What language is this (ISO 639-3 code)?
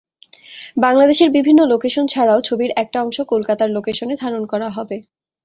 ben